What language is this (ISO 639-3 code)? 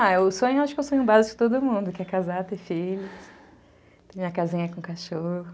por